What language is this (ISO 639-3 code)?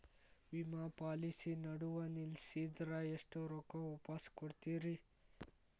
kan